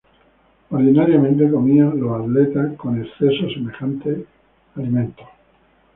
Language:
Spanish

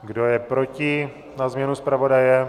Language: Czech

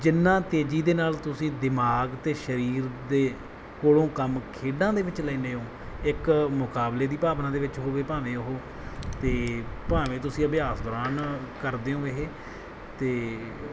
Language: Punjabi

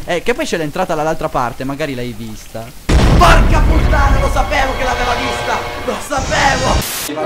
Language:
Italian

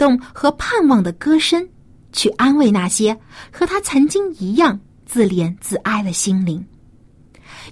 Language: Chinese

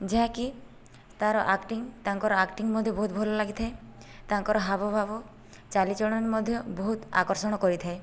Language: Odia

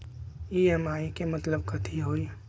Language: Magahi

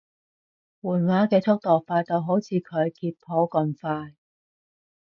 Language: Cantonese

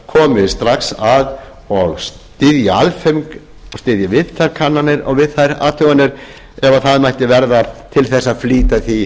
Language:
Icelandic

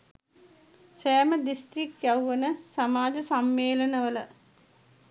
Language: Sinhala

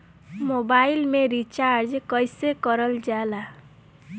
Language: Bhojpuri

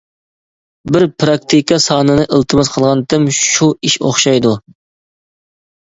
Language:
Uyghur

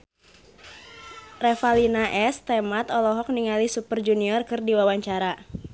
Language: Sundanese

